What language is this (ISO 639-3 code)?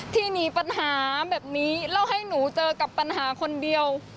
tha